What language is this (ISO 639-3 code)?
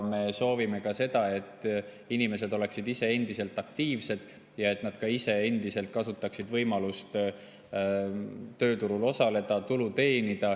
est